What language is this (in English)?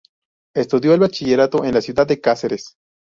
Spanish